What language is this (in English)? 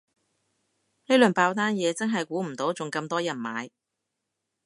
Cantonese